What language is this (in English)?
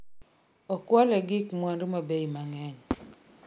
Luo (Kenya and Tanzania)